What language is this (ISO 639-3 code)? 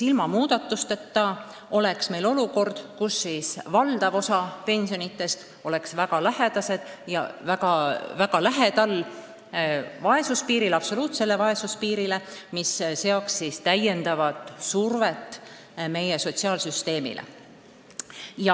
est